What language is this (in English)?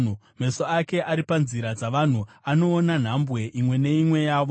Shona